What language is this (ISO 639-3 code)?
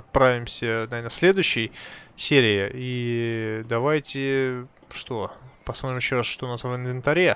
rus